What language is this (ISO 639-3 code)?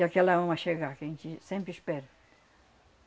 por